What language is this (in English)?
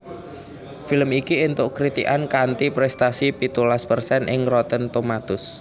Javanese